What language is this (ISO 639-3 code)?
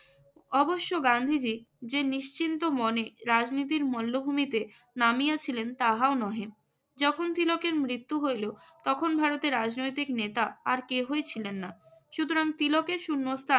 ben